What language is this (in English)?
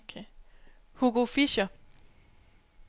Danish